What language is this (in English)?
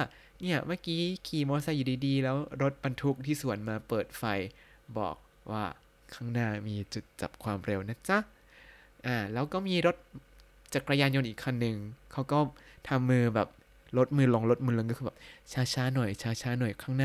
Thai